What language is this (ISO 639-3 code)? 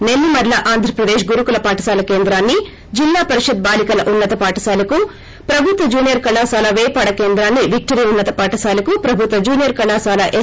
tel